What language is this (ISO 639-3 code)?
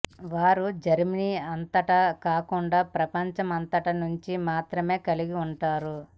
tel